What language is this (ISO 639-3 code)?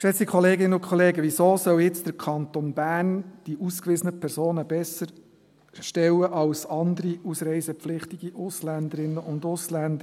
gsw